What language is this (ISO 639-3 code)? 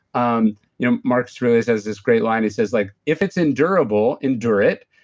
eng